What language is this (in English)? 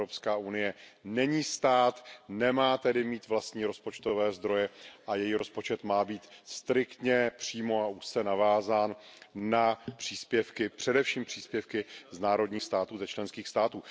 Czech